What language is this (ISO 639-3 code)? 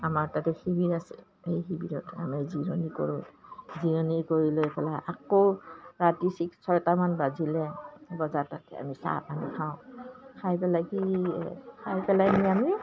asm